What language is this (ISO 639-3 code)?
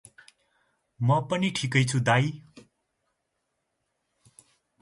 nep